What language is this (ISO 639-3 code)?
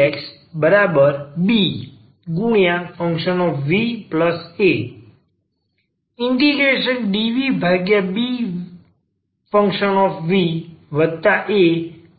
guj